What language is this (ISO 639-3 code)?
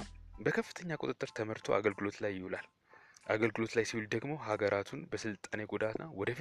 amh